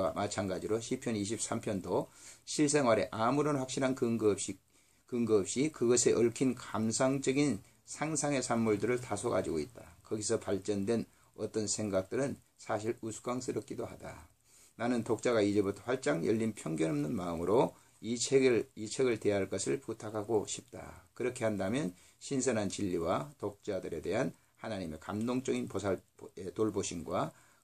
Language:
Korean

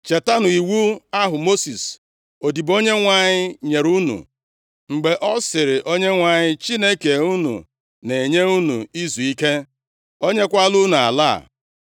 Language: Igbo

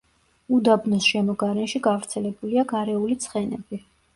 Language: Georgian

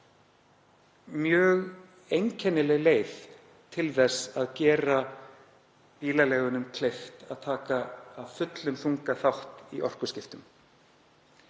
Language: Icelandic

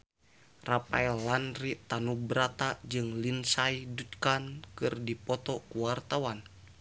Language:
Sundanese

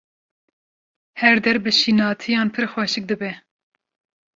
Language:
Kurdish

